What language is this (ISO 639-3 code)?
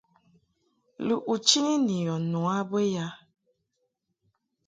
mhk